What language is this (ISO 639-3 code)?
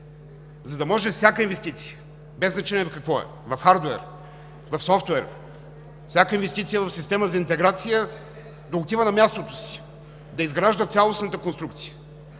bul